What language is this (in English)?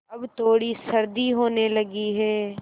Hindi